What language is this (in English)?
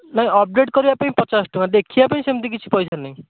Odia